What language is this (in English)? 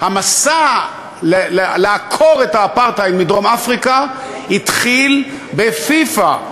Hebrew